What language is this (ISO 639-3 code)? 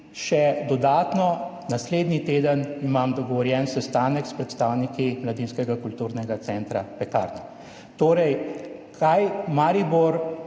slv